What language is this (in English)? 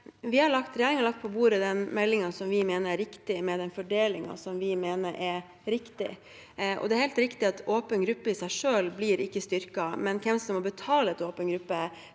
Norwegian